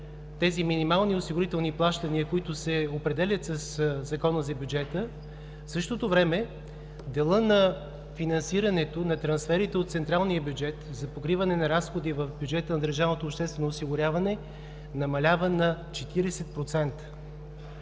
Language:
Bulgarian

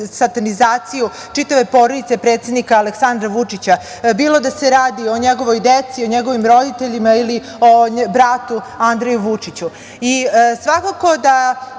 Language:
Serbian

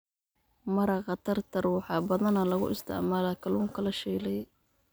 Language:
Somali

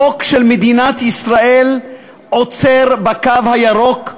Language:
Hebrew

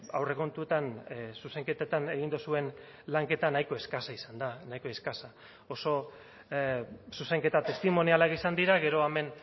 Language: Basque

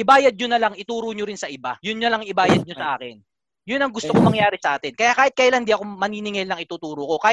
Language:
Filipino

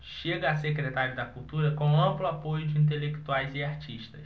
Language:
Portuguese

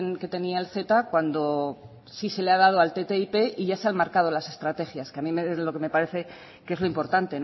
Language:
Spanish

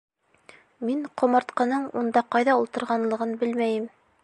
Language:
Bashkir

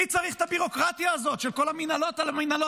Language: Hebrew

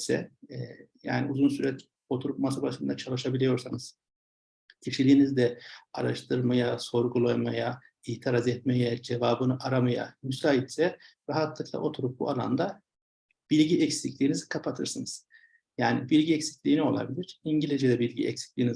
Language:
Turkish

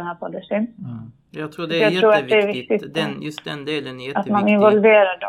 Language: Swedish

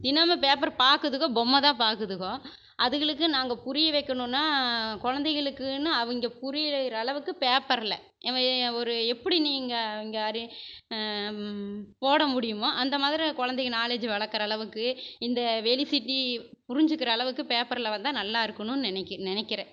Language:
Tamil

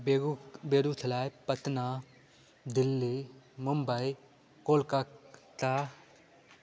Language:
Hindi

